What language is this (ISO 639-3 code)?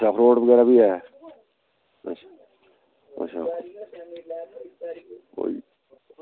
doi